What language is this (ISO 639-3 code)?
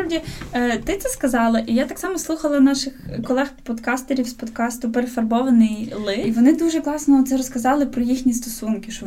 ukr